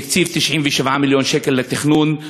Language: Hebrew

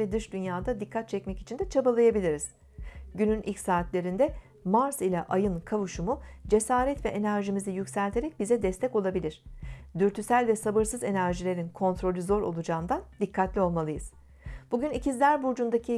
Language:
Turkish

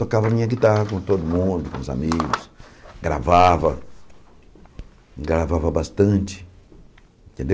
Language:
Portuguese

